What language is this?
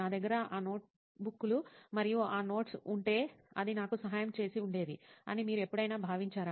Telugu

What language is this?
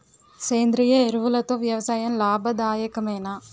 Telugu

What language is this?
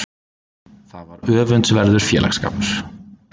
Icelandic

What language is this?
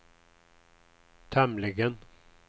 Swedish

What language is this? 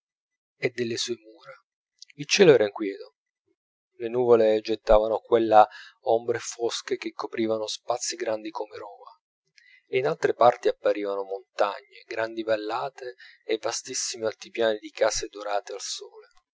Italian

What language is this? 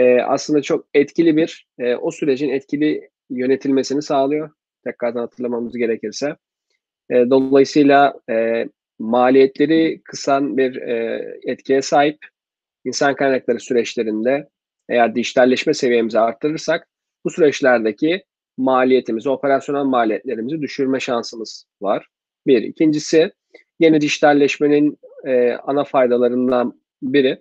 Turkish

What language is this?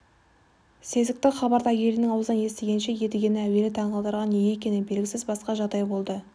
Kazakh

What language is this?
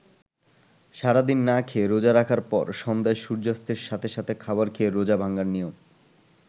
Bangla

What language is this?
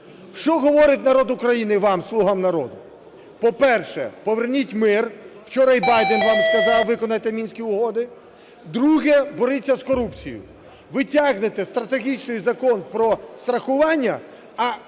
Ukrainian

